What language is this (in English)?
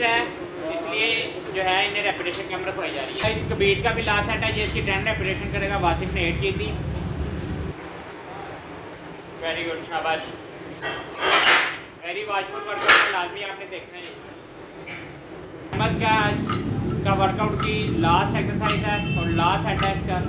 Hindi